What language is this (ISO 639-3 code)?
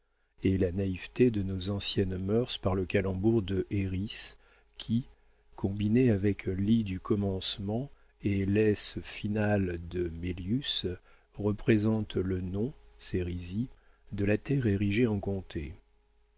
fra